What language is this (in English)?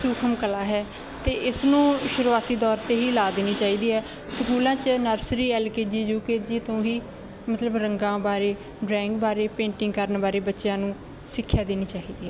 Punjabi